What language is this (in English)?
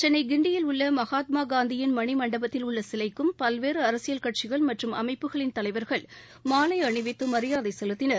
Tamil